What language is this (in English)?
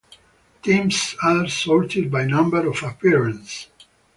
English